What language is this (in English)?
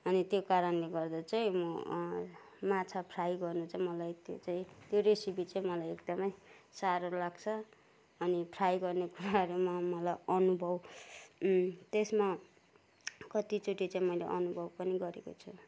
Nepali